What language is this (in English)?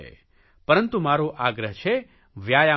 Gujarati